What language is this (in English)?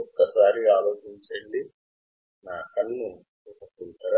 Telugu